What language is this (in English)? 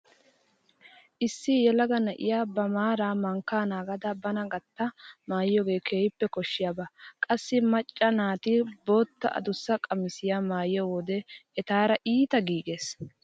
Wolaytta